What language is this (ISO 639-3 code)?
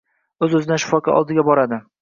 uzb